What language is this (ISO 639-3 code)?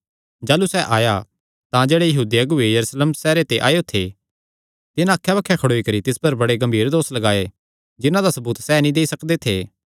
xnr